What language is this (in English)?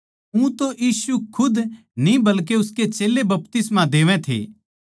Haryanvi